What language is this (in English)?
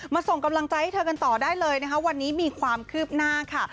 Thai